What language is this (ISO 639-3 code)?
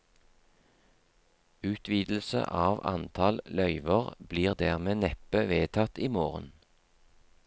nor